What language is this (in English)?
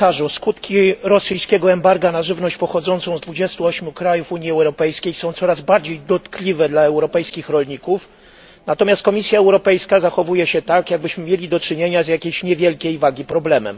Polish